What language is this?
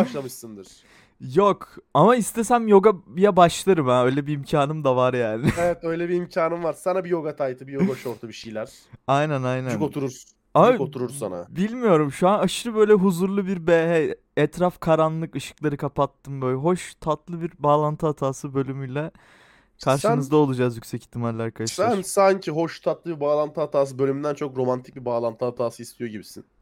Turkish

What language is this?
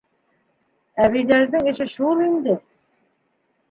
Bashkir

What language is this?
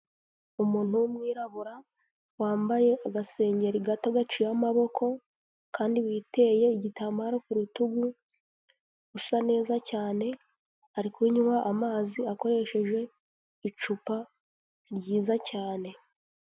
Kinyarwanda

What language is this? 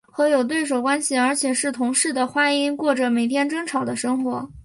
Chinese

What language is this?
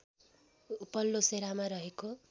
Nepali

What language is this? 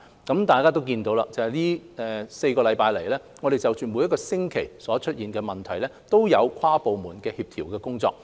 Cantonese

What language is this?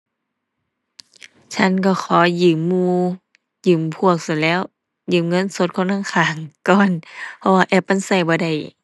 Thai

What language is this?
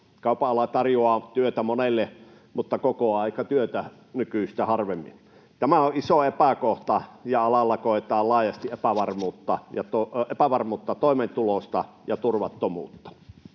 Finnish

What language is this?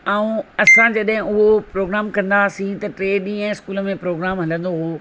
Sindhi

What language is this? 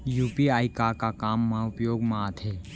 Chhattisgarhi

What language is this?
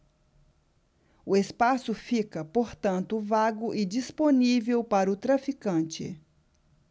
Portuguese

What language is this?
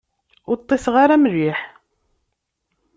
Kabyle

